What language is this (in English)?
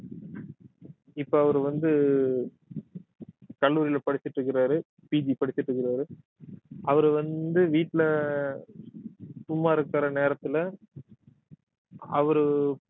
Tamil